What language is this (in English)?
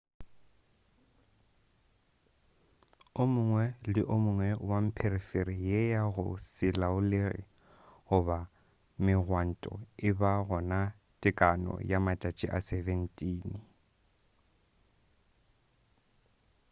Northern Sotho